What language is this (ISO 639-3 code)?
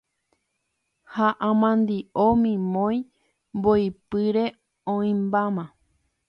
grn